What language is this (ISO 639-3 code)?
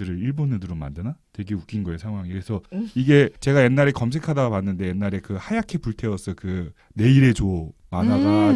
kor